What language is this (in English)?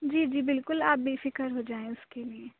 Urdu